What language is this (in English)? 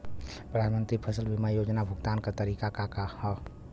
Bhojpuri